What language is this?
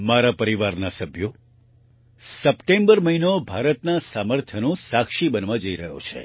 Gujarati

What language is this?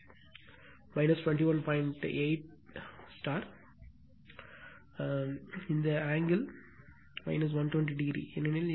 Tamil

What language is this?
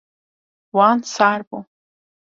Kurdish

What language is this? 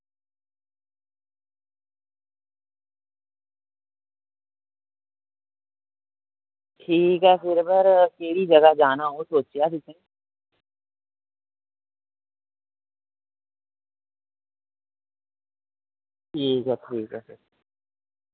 Dogri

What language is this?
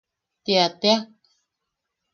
Yaqui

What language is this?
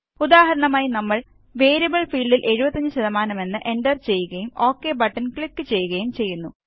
Malayalam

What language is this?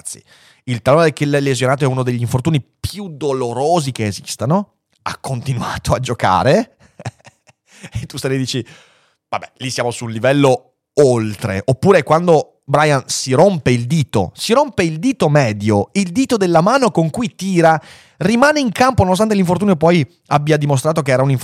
Italian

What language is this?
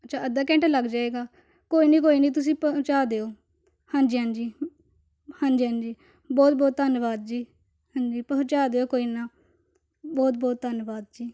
Punjabi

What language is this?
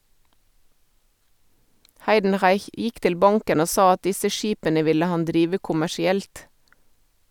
Norwegian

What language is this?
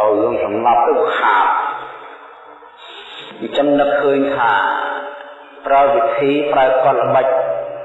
Vietnamese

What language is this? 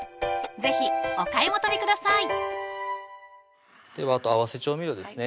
Japanese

